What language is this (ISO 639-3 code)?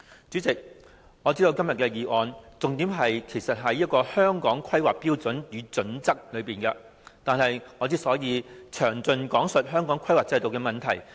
yue